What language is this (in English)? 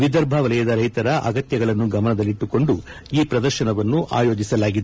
Kannada